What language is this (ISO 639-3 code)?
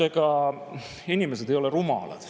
est